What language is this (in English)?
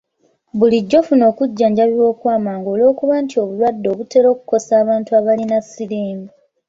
Ganda